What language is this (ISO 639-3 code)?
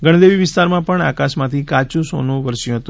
guj